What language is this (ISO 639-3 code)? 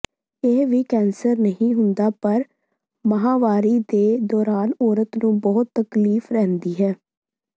pan